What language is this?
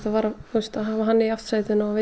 Icelandic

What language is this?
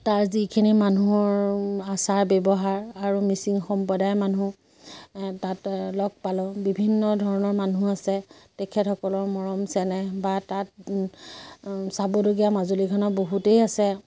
Assamese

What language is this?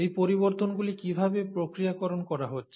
Bangla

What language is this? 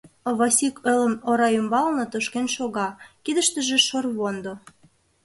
Mari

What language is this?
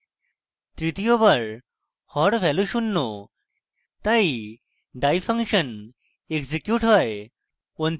Bangla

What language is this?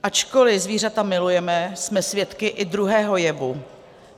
Czech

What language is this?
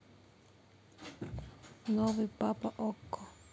Russian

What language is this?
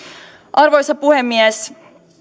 Finnish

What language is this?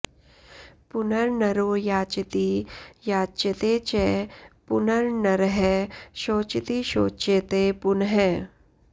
Sanskrit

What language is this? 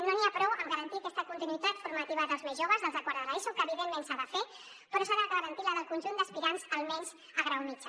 Catalan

